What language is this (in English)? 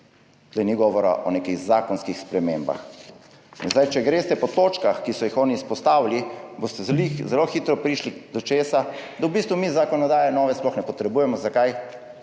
Slovenian